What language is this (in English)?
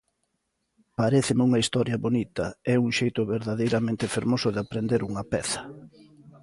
Galician